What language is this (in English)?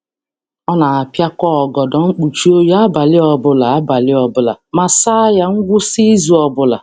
Igbo